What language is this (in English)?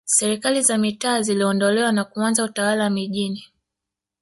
Swahili